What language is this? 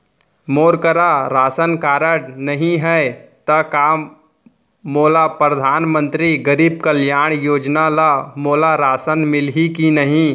Chhattisgarhi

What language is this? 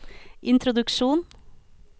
Norwegian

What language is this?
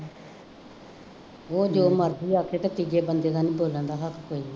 Punjabi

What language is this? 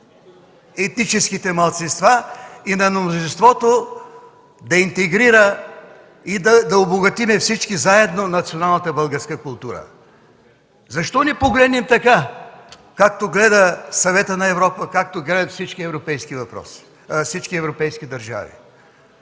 Bulgarian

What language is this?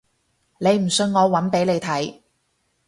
Cantonese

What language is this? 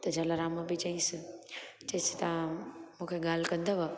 Sindhi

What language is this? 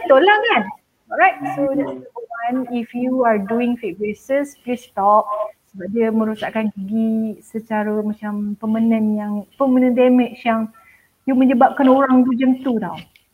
Malay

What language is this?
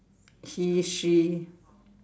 English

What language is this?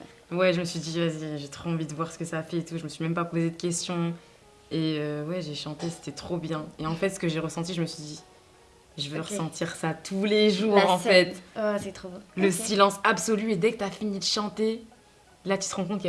French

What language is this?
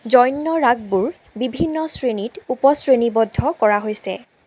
Assamese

